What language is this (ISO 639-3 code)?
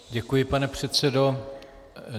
ces